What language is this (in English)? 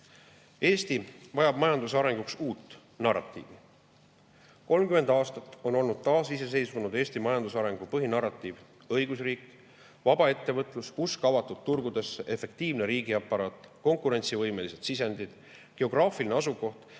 Estonian